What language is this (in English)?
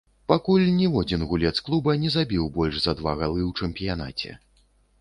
Belarusian